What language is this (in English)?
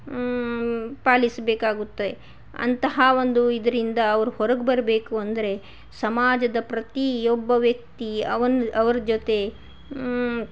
Kannada